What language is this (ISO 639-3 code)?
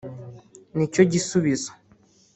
kin